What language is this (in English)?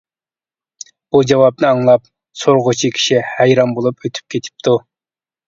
Uyghur